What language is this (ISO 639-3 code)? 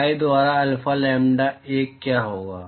hin